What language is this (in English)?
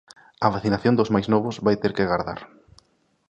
Galician